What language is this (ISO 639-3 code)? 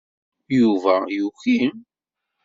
kab